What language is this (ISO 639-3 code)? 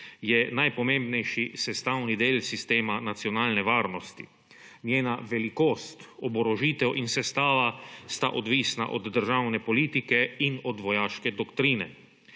slv